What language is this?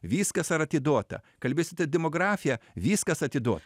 Lithuanian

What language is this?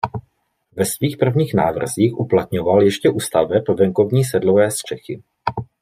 Czech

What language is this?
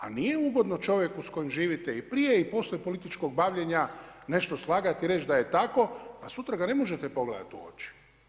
Croatian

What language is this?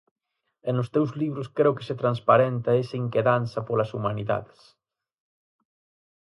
Galician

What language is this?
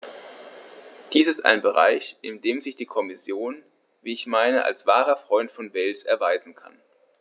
German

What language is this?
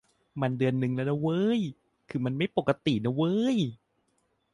Thai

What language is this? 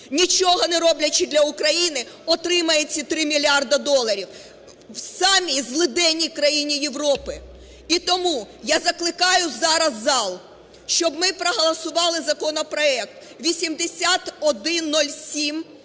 Ukrainian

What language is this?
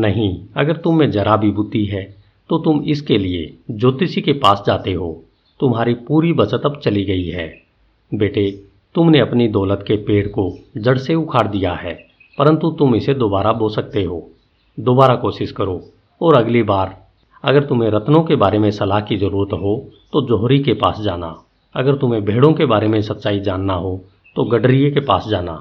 Hindi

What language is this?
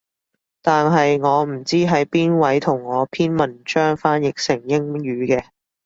Cantonese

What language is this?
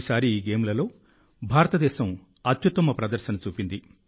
Telugu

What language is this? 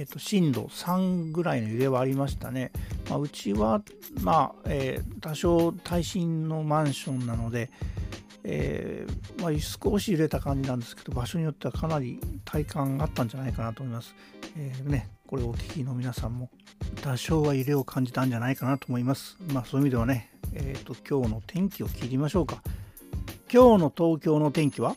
Japanese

